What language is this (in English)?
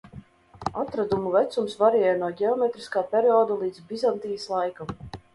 Latvian